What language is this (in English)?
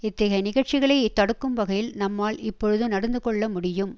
Tamil